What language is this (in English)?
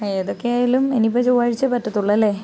Malayalam